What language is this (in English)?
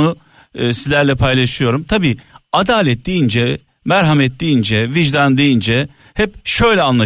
Turkish